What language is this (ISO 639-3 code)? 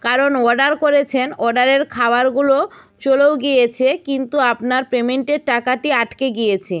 ben